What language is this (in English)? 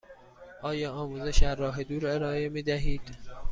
Persian